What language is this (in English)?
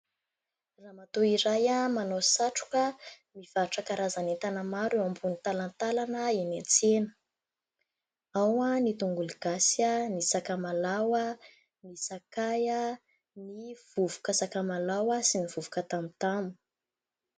Malagasy